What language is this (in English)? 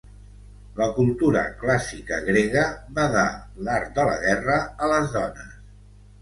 Catalan